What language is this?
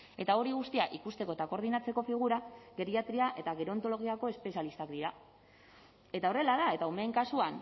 Basque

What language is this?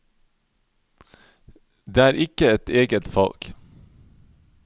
Norwegian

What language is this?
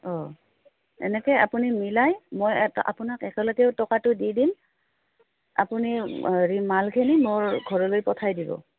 Assamese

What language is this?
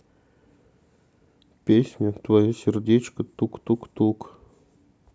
Russian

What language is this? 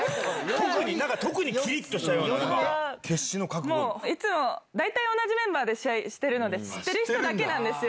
Japanese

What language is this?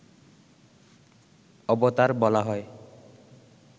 Bangla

